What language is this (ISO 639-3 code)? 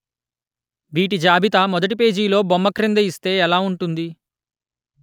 tel